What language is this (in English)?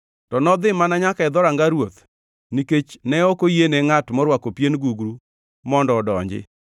Luo (Kenya and Tanzania)